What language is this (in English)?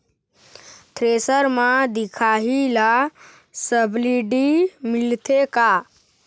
Chhattisgarhi